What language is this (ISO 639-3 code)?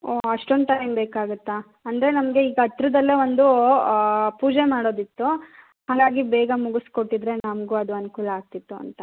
kan